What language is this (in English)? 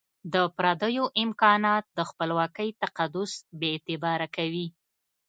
Pashto